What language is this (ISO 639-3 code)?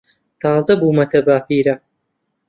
ckb